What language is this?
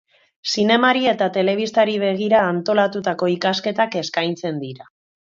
Basque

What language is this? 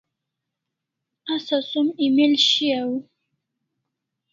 Kalasha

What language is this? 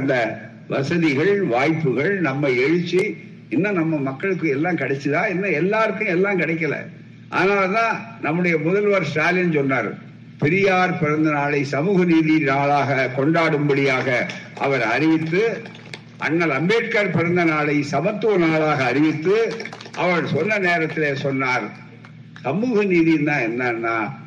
Tamil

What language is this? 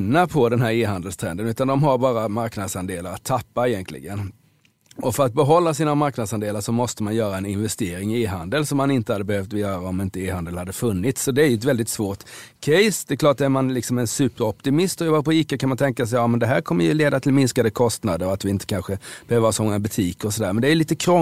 Swedish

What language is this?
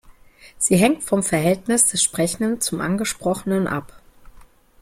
German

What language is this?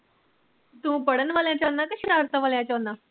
Punjabi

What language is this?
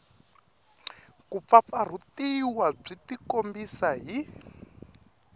Tsonga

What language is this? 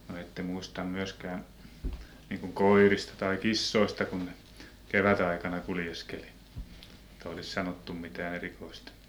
Finnish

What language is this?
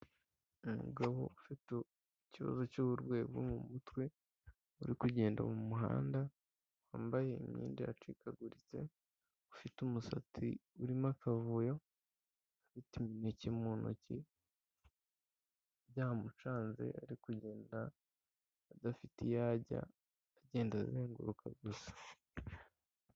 Kinyarwanda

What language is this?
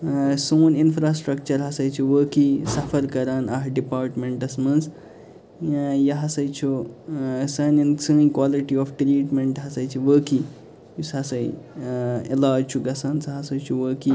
Kashmiri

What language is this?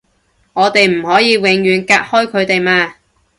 Cantonese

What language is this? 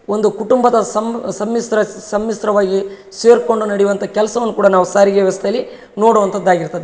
Kannada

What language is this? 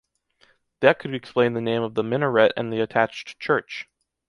English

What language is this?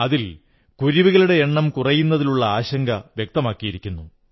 Malayalam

